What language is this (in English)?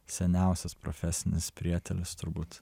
Lithuanian